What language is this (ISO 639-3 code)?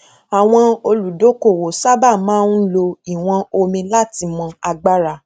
yor